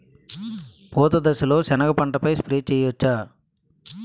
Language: Telugu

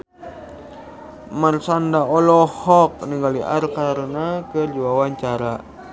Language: Sundanese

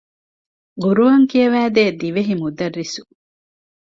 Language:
Divehi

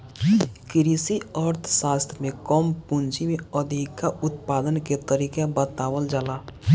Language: Bhojpuri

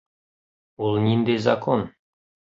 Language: Bashkir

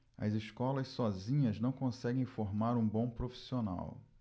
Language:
Portuguese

